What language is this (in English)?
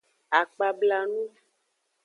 Aja (Benin)